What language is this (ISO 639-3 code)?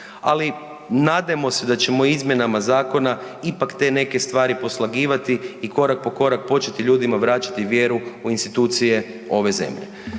hrv